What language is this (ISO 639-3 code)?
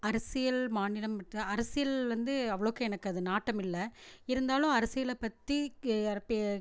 tam